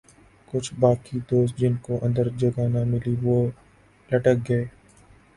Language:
Urdu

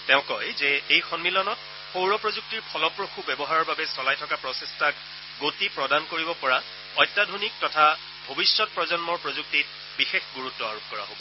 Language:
Assamese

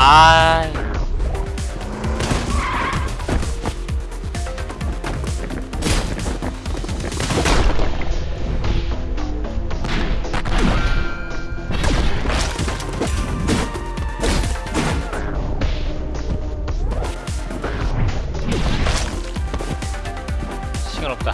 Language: Korean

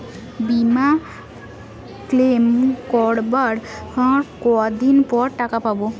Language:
Bangla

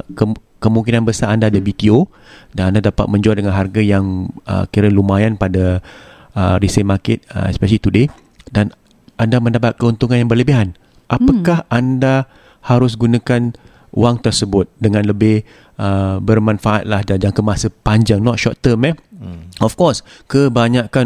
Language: Malay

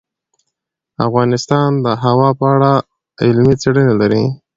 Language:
Pashto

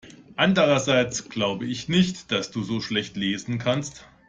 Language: German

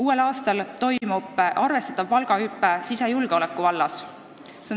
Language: Estonian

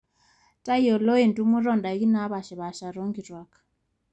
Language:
Masai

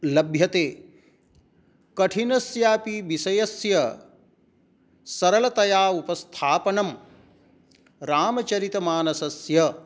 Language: Sanskrit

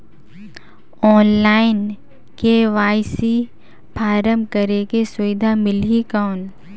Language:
Chhattisgarhi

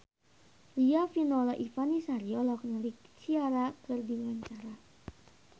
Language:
Sundanese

